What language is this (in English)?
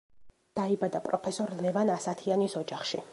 Georgian